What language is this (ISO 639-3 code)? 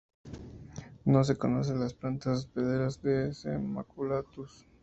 spa